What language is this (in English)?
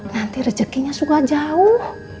Indonesian